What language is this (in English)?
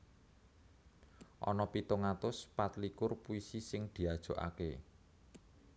Javanese